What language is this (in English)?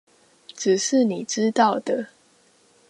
Chinese